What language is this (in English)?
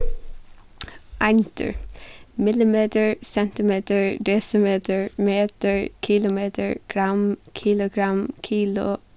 Faroese